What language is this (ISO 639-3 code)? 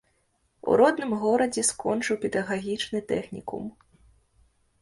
bel